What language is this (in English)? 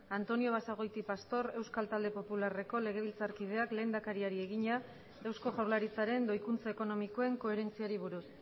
Basque